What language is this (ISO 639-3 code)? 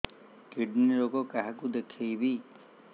ori